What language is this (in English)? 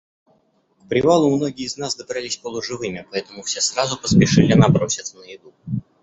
Russian